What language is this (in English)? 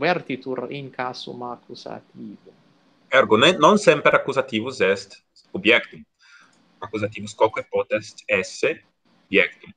Italian